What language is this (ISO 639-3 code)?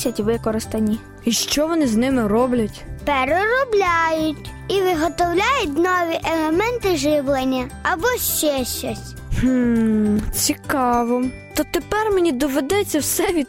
ukr